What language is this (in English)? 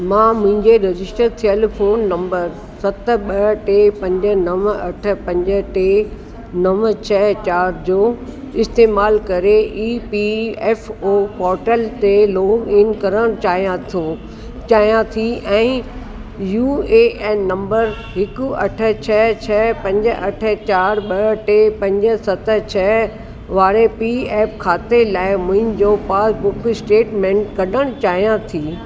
Sindhi